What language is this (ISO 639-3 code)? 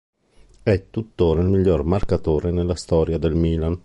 ita